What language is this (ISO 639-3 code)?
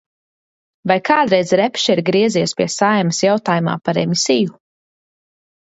lav